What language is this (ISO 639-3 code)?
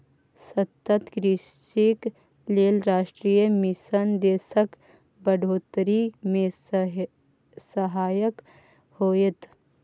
mai